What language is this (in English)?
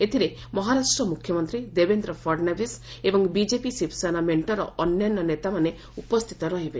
Odia